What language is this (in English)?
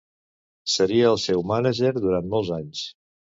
Catalan